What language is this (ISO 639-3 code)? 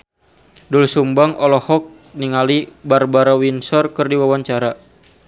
sun